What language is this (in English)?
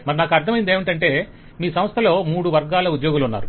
Telugu